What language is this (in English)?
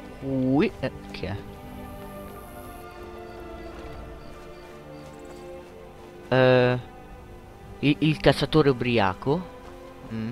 Italian